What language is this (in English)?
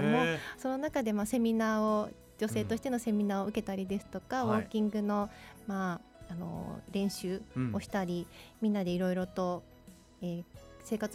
Japanese